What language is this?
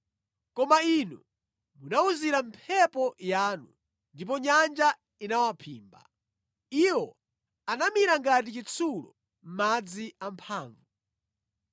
Nyanja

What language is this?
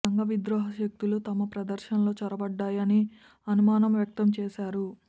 Telugu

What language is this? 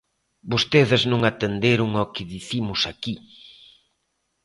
Galician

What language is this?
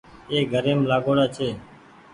Goaria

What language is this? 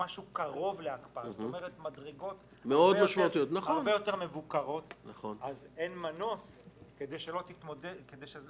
Hebrew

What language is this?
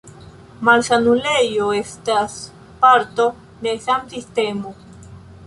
Esperanto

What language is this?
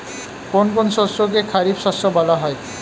Bangla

